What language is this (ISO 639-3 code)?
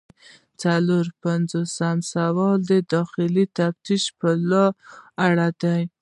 pus